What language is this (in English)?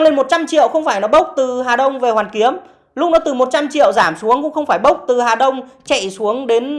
Vietnamese